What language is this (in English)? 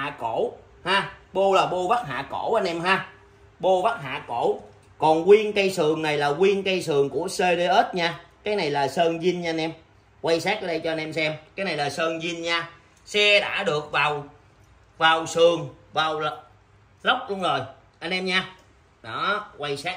Vietnamese